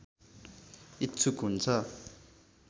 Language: Nepali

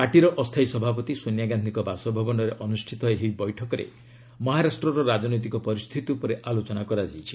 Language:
Odia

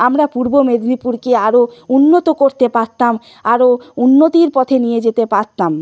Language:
Bangla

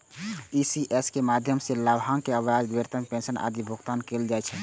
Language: Maithili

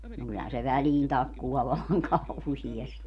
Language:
Finnish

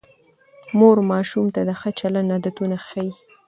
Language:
Pashto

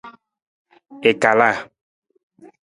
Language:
Nawdm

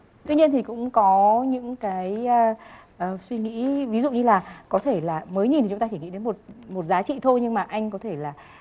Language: Vietnamese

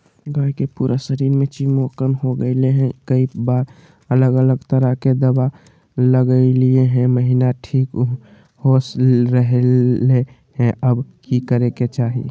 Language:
Magahi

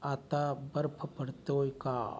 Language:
Marathi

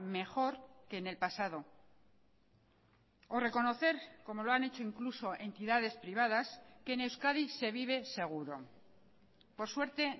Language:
Spanish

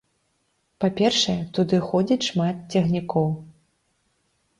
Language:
Belarusian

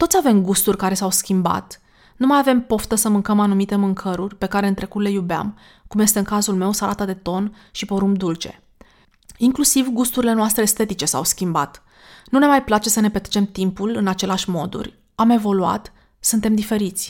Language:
Romanian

